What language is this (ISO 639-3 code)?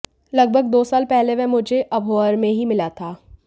hin